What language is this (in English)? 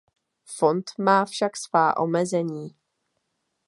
Czech